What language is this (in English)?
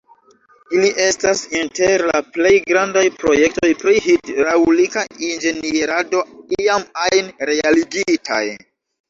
Esperanto